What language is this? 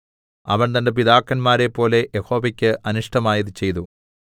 Malayalam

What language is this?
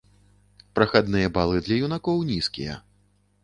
Belarusian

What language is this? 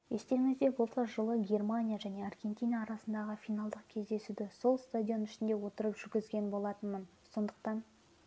Kazakh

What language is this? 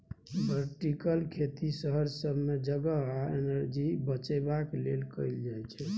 Maithili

